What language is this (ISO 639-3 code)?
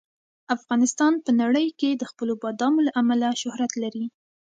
pus